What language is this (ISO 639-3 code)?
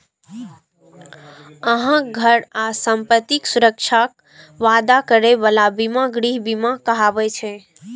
mai